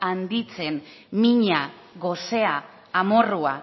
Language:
Basque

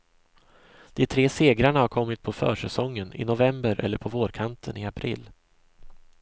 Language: Swedish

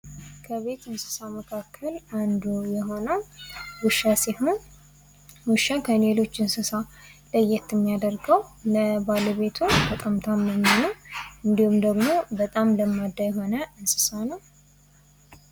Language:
Amharic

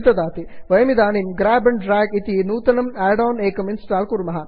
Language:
Sanskrit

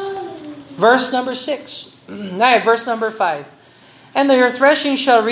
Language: Filipino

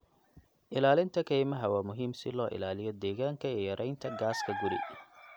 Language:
Somali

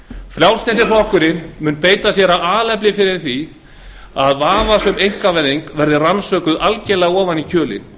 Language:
Icelandic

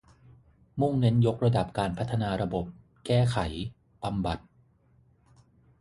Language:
Thai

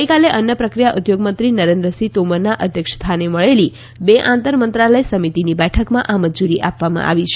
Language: Gujarati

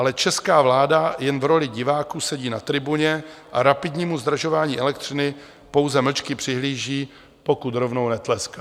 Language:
Czech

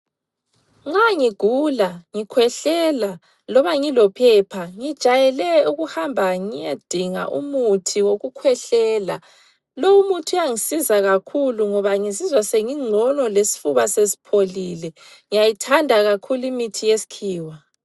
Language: North Ndebele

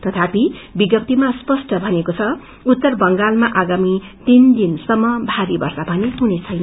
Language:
Nepali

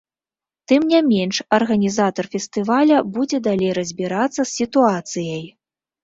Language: Belarusian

